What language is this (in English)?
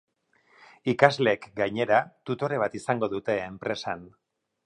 Basque